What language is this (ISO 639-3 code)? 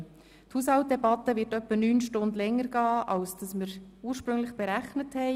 gsw